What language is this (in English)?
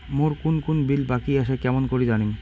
Bangla